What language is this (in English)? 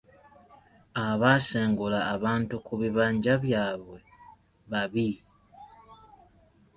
Ganda